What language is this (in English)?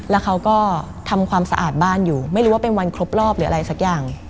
Thai